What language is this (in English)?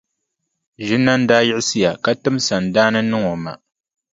Dagbani